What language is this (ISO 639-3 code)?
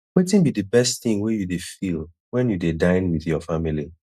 pcm